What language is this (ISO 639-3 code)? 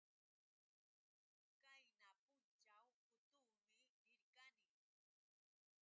qux